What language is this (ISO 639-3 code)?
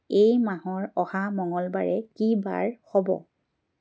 asm